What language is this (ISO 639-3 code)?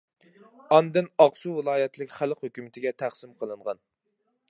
uig